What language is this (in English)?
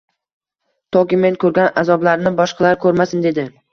Uzbek